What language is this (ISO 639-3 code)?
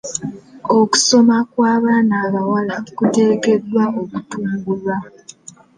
lug